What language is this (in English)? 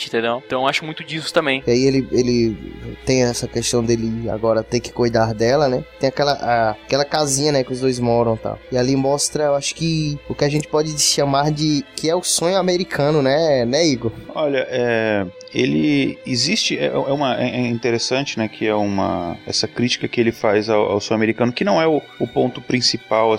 Portuguese